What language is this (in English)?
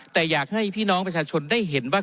Thai